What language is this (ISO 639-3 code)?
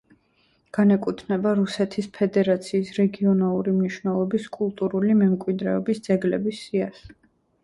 kat